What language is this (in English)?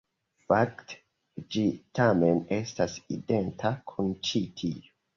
Esperanto